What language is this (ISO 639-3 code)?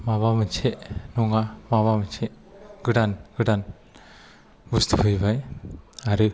brx